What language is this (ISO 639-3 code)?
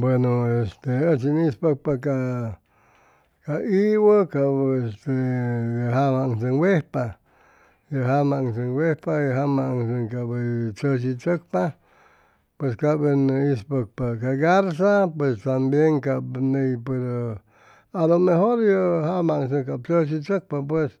zoh